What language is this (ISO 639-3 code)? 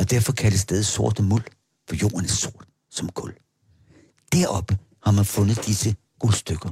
dan